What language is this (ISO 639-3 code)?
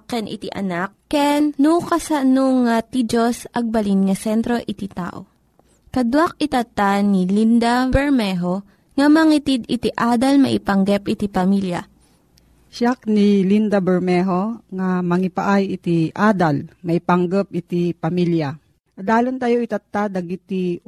fil